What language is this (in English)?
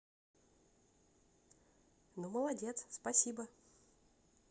Russian